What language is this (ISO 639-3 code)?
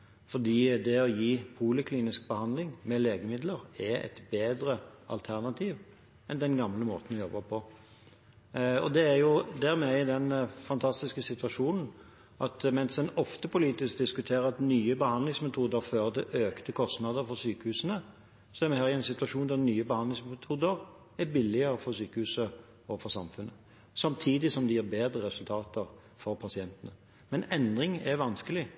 nob